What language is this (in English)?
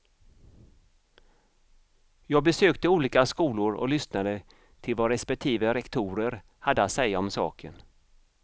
Swedish